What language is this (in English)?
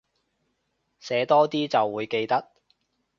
Cantonese